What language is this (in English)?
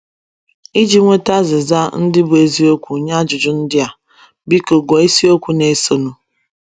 Igbo